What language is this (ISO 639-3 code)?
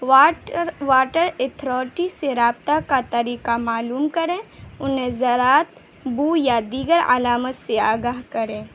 urd